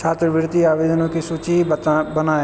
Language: Hindi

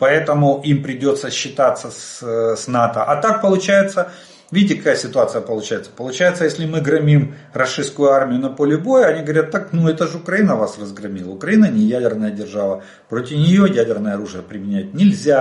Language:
Russian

